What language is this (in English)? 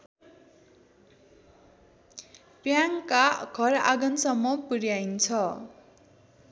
Nepali